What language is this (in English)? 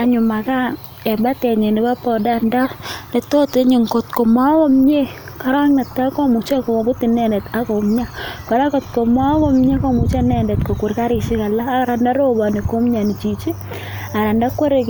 Kalenjin